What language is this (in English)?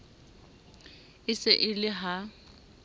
Southern Sotho